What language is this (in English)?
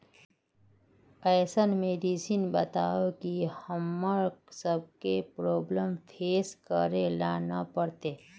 Magahi